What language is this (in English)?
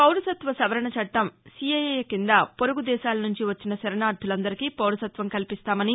Telugu